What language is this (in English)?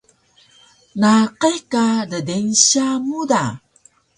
Taroko